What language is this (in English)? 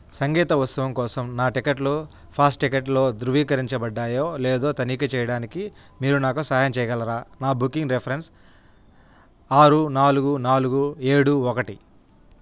Telugu